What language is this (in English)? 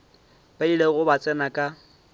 Northern Sotho